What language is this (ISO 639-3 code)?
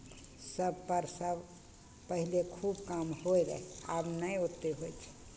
mai